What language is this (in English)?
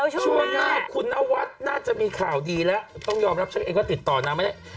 Thai